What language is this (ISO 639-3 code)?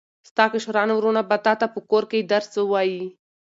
pus